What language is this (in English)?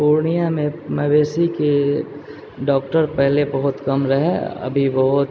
Maithili